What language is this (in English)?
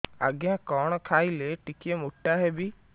Odia